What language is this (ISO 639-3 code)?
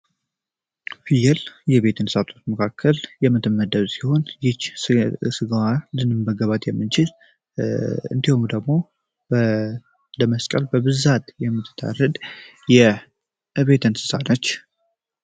amh